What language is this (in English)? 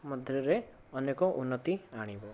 Odia